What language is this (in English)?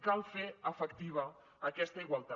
Catalan